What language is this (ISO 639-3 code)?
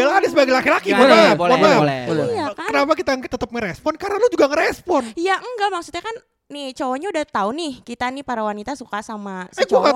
ind